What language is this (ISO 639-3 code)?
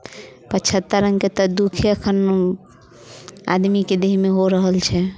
mai